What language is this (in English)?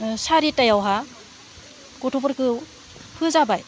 Bodo